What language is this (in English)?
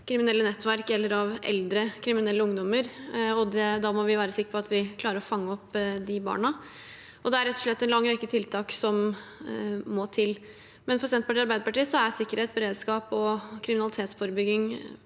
Norwegian